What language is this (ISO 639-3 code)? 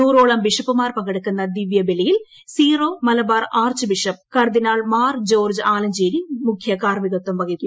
mal